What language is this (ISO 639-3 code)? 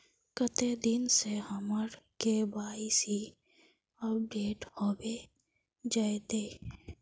mag